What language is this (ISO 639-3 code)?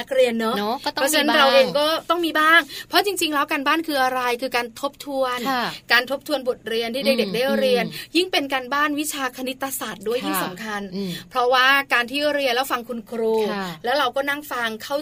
tha